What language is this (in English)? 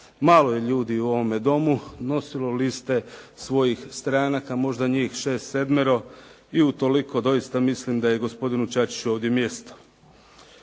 Croatian